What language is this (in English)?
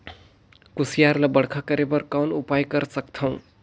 Chhattisgarhi